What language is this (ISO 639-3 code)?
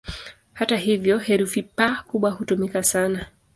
swa